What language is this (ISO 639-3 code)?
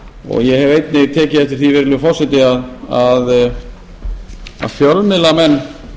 isl